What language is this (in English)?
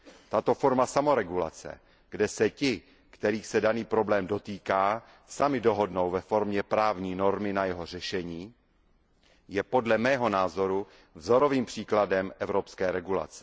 Czech